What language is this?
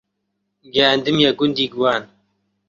Central Kurdish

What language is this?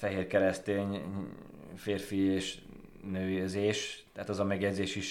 Hungarian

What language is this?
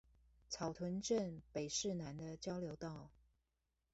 Chinese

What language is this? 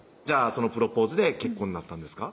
Japanese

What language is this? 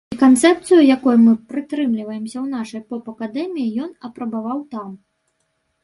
Belarusian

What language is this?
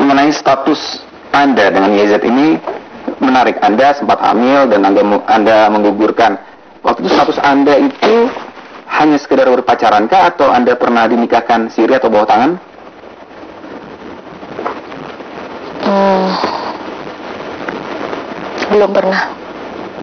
Indonesian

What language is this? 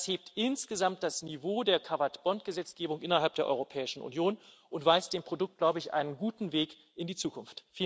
German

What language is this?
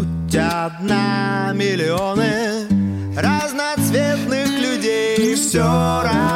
Ukrainian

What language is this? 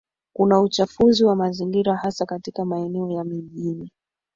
Swahili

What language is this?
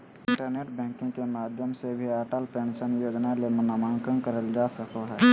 Magahi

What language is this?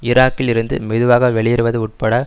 Tamil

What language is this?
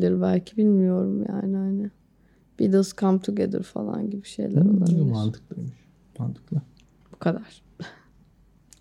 Turkish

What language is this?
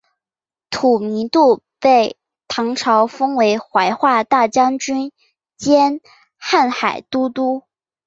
Chinese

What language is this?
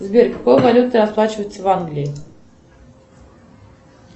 Russian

